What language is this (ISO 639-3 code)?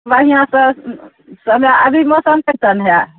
mai